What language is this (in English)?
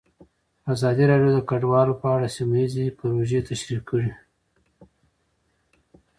Pashto